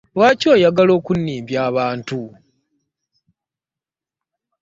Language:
Ganda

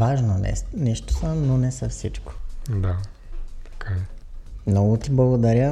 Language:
Bulgarian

